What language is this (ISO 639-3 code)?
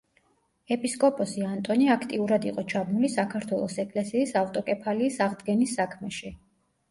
kat